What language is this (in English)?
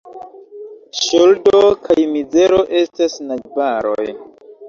Esperanto